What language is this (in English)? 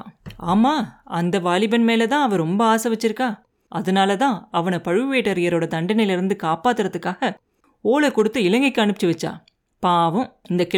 Tamil